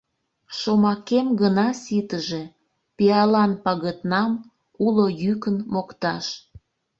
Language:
Mari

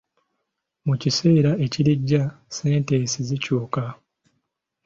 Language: Ganda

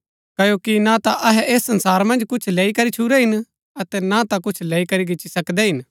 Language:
Gaddi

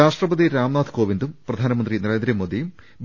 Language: Malayalam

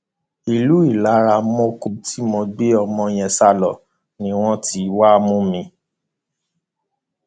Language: Yoruba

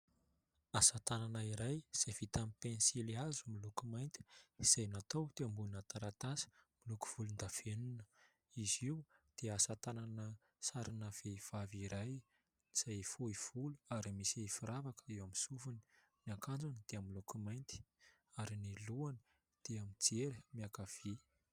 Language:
Malagasy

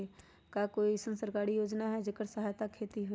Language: Magahi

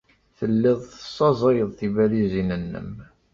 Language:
Kabyle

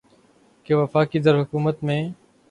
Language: Urdu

